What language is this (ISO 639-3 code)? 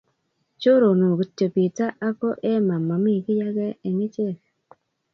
kln